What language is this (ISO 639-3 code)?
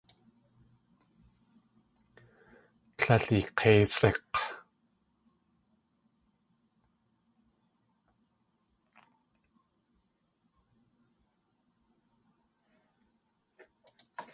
tli